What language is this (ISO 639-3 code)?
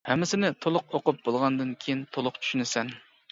uig